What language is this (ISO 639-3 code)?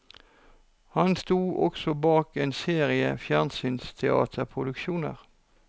nor